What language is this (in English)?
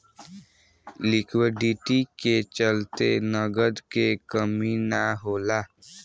Bhojpuri